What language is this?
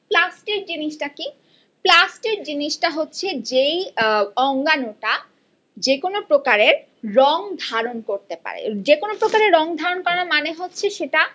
Bangla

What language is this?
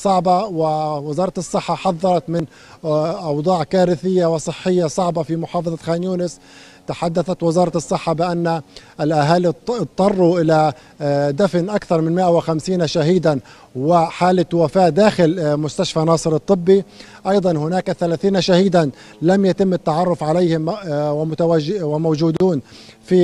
Arabic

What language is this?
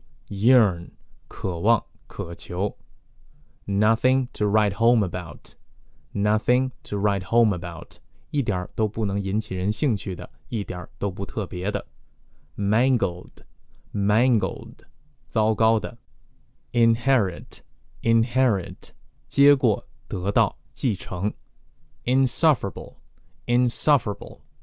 Chinese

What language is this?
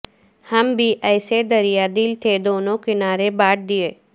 Urdu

